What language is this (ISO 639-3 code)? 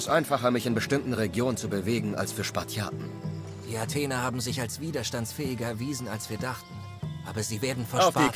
deu